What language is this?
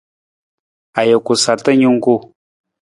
Nawdm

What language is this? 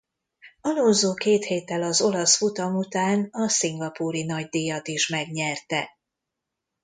Hungarian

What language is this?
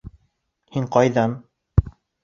Bashkir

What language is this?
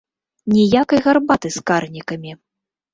Belarusian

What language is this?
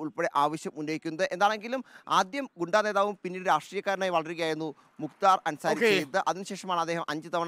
Malayalam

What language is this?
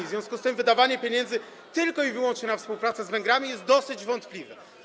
Polish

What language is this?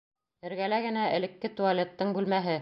Bashkir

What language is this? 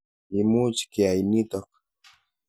Kalenjin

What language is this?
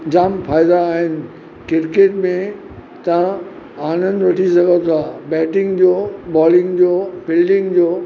Sindhi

